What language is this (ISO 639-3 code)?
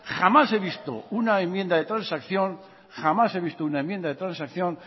spa